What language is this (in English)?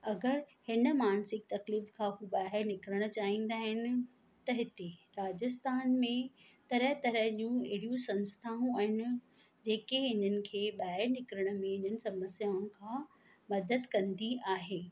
Sindhi